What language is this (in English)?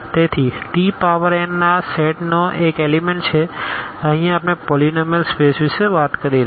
Gujarati